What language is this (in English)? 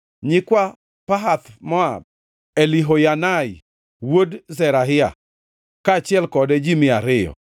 Luo (Kenya and Tanzania)